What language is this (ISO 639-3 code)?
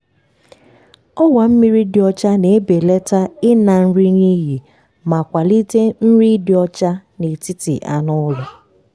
ibo